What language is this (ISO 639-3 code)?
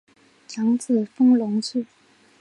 zho